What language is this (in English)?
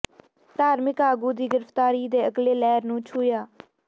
Punjabi